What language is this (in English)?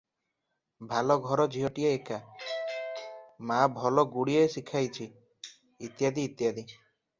Odia